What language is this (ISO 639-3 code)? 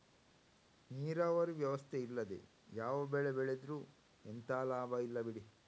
kan